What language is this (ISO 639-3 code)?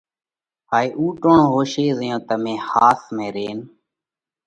kvx